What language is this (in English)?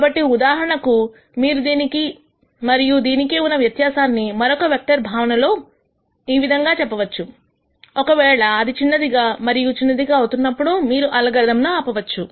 Telugu